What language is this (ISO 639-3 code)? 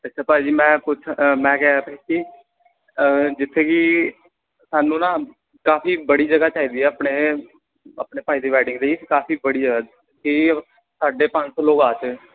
pan